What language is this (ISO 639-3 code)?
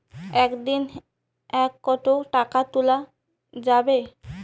ben